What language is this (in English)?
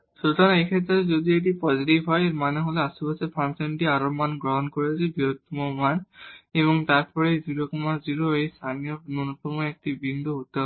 Bangla